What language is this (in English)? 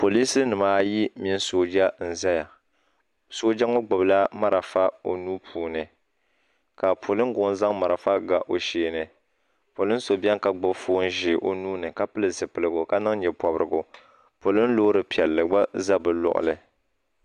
Dagbani